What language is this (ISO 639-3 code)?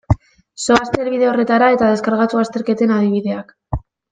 eus